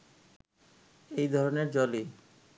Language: Bangla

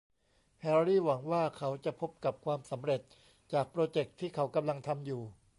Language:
Thai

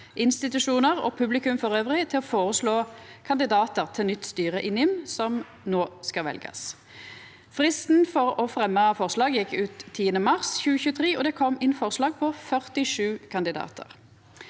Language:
Norwegian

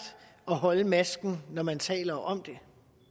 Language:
Danish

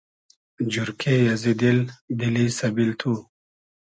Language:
Hazaragi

